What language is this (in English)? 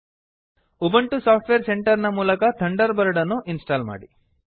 Kannada